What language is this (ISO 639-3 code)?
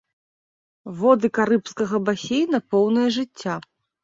bel